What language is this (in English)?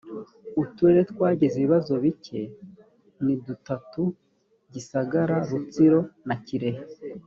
Kinyarwanda